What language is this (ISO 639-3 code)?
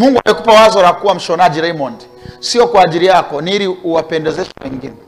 swa